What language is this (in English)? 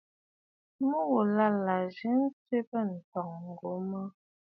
Bafut